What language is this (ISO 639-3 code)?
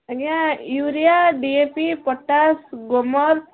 ori